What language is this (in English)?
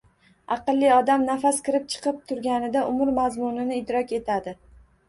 Uzbek